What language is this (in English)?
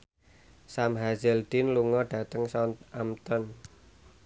Javanese